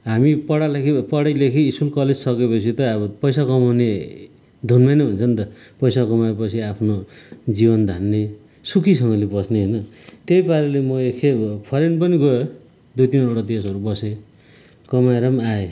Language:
Nepali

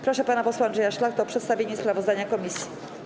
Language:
Polish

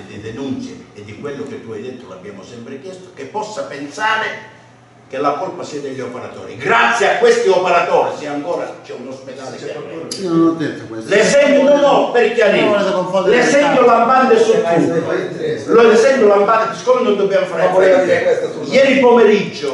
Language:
Italian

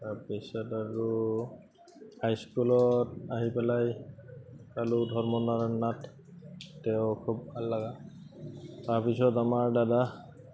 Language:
Assamese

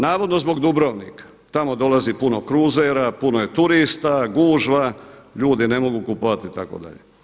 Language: Croatian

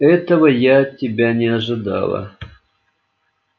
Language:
Russian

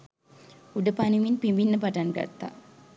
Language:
Sinhala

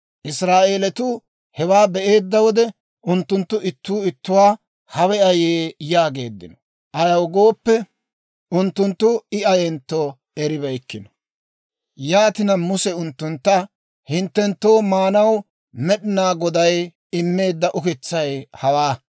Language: Dawro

